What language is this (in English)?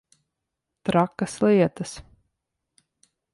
Latvian